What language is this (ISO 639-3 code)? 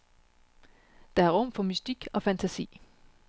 dan